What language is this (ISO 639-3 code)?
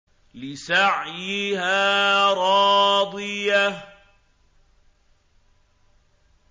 ara